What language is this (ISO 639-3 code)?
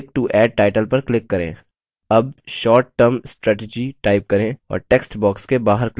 hin